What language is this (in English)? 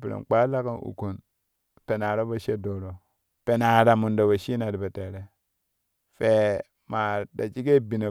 Kushi